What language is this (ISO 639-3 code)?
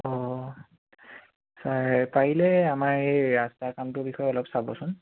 asm